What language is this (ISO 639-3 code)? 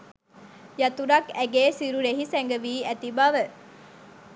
sin